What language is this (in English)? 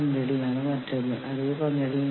Malayalam